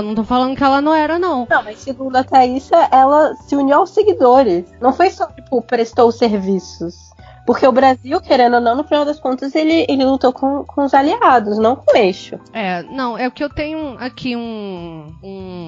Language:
Portuguese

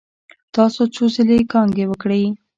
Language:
Pashto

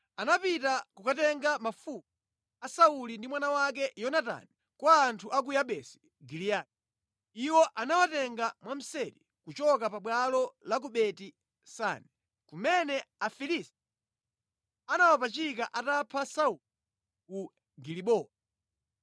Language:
Nyanja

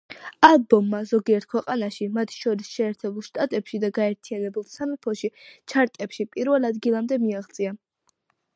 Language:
Georgian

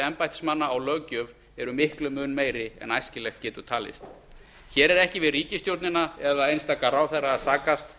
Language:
Icelandic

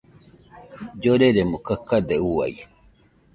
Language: Nüpode Huitoto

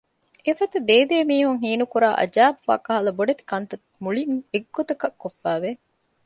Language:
Divehi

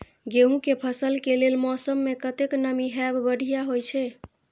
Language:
Maithili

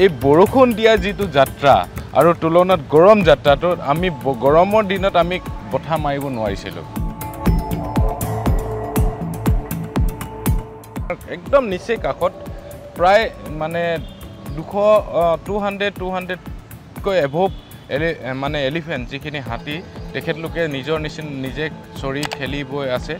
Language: Bangla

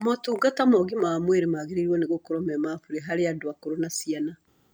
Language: Kikuyu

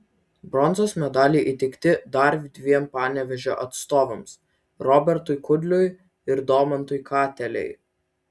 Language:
Lithuanian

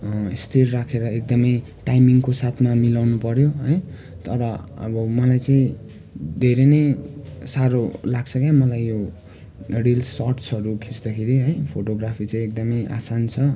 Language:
Nepali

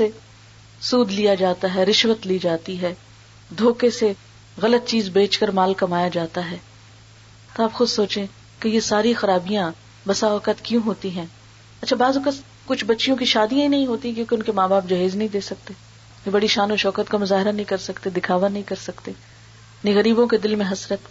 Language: Urdu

